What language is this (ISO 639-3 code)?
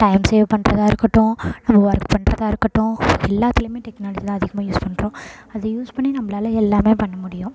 tam